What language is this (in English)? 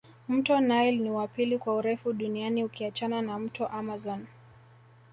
Swahili